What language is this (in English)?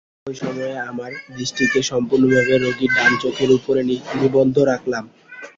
Bangla